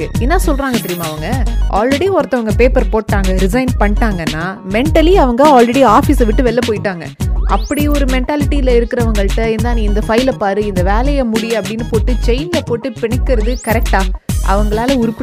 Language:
Tamil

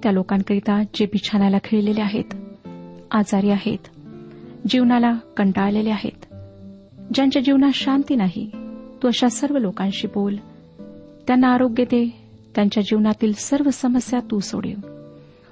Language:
Marathi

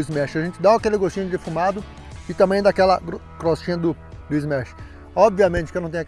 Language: Portuguese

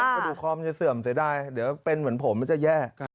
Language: Thai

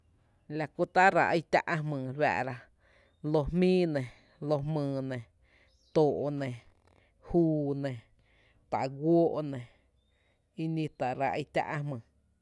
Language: Tepinapa Chinantec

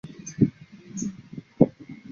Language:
Chinese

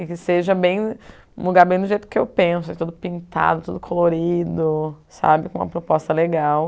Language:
Portuguese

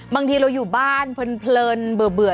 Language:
Thai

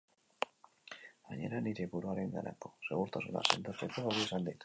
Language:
Basque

